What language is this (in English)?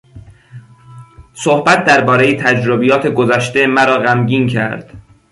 Persian